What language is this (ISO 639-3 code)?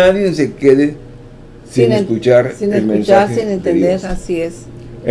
spa